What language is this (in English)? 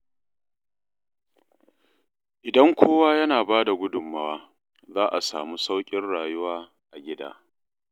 Hausa